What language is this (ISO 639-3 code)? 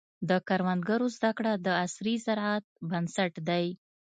pus